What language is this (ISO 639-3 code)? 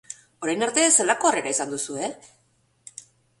eus